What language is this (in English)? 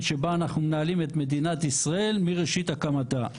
Hebrew